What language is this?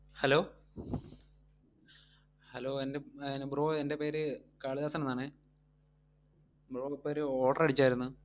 Malayalam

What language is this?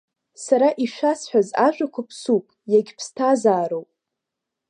Abkhazian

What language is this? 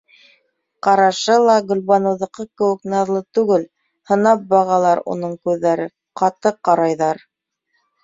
Bashkir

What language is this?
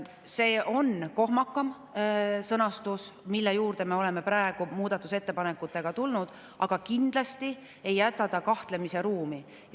Estonian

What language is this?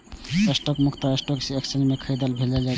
Maithili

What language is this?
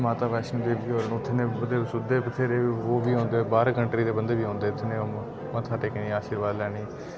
Dogri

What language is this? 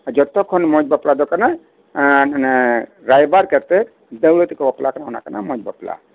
Santali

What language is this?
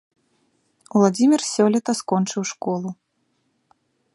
Belarusian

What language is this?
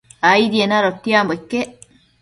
Matsés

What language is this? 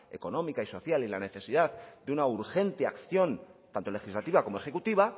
Spanish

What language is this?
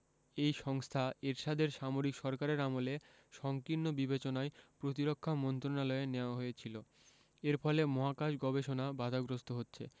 Bangla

